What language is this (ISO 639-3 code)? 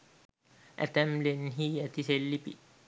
sin